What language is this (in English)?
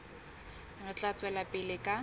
Southern Sotho